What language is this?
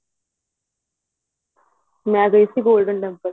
Punjabi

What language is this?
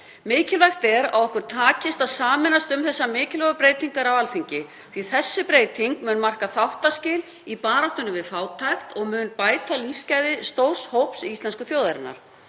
Icelandic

